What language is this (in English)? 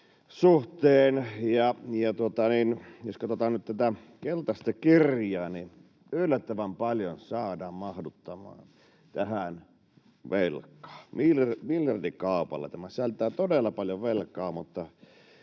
Finnish